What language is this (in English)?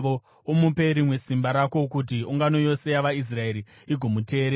Shona